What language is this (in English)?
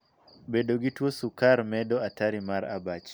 Luo (Kenya and Tanzania)